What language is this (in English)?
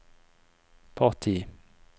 Norwegian